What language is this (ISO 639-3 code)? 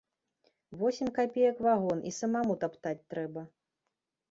bel